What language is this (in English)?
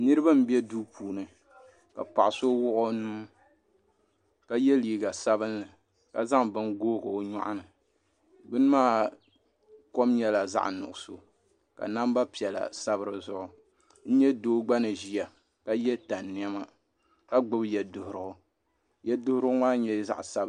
Dagbani